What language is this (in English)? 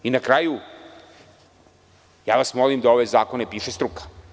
Serbian